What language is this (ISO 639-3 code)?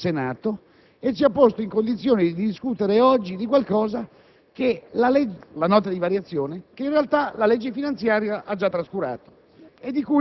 ita